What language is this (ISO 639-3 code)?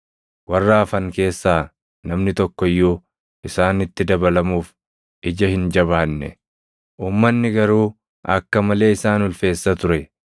orm